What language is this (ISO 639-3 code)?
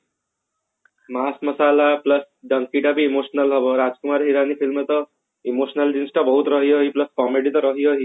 ori